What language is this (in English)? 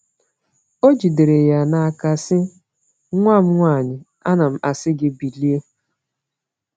Igbo